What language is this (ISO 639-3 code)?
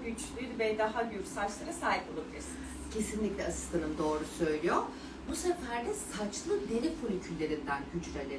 tur